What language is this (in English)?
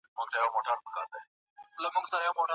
Pashto